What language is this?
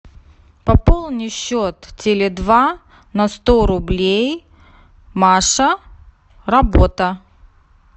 Russian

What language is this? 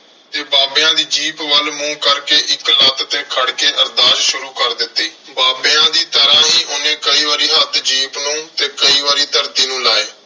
Punjabi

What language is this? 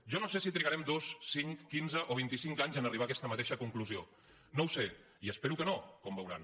Catalan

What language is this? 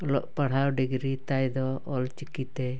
Santali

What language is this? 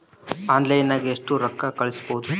Kannada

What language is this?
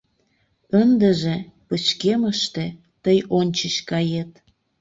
Mari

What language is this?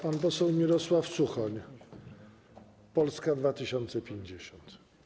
Polish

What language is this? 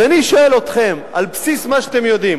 Hebrew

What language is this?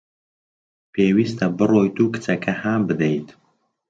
Central Kurdish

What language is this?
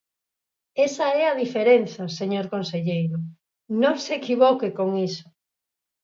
Galician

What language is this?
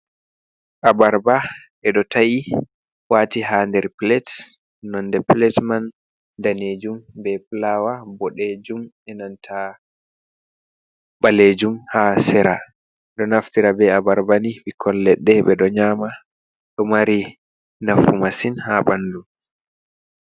Fula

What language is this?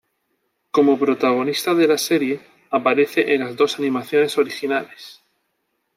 Spanish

